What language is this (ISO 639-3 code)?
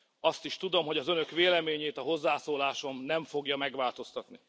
hun